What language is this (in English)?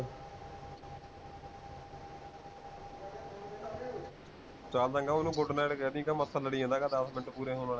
Punjabi